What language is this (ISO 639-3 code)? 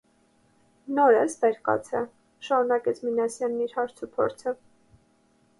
hye